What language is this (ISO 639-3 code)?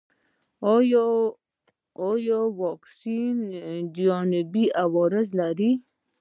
pus